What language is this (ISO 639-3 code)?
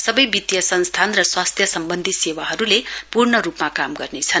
nep